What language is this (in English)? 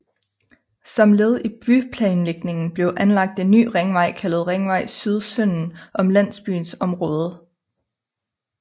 Danish